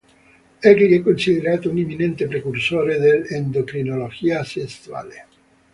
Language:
Italian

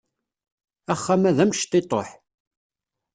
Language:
Kabyle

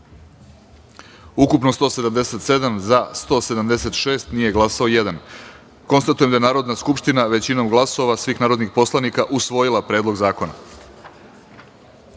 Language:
Serbian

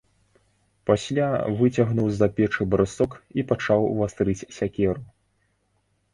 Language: Belarusian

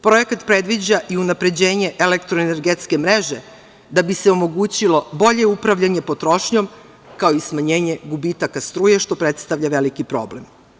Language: Serbian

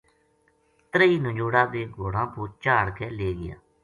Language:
Gujari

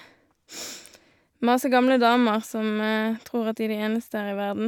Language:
Norwegian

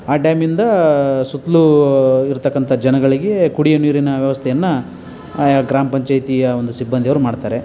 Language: Kannada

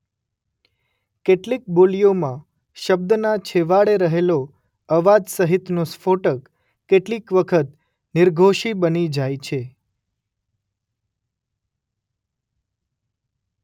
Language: Gujarati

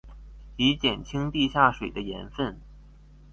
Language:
Chinese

